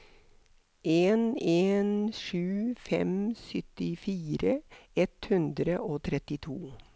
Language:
Norwegian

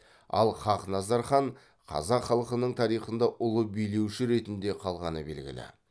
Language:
Kazakh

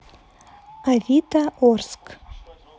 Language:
Russian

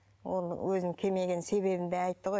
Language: Kazakh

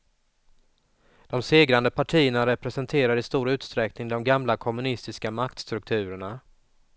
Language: Swedish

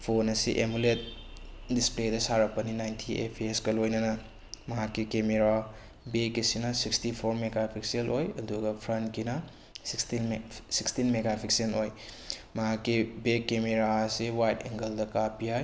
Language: Manipuri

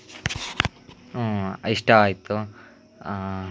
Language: Kannada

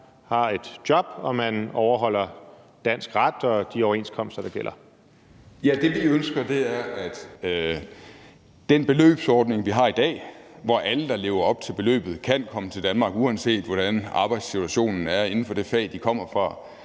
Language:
Danish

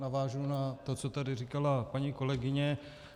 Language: Czech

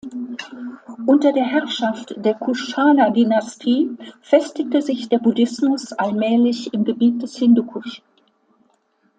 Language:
German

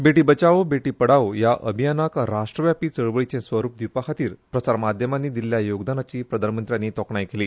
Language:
Konkani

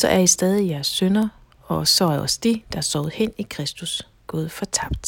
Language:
Danish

